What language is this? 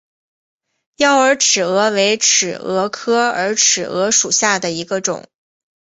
Chinese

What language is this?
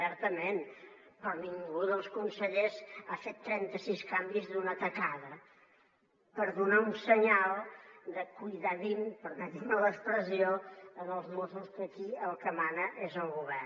Catalan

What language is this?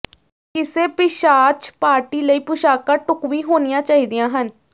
Punjabi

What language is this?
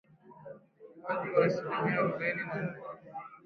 Swahili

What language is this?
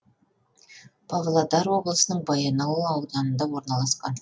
Kazakh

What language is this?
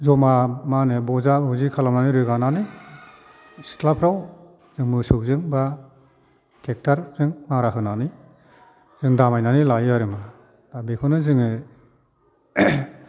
Bodo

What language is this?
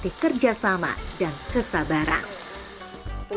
Indonesian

